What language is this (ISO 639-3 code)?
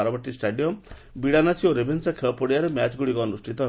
ori